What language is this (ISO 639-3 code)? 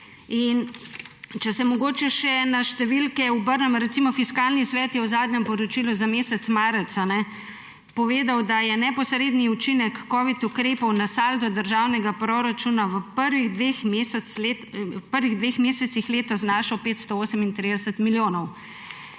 slv